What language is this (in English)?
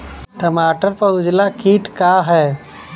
Bhojpuri